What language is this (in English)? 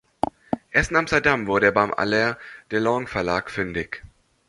German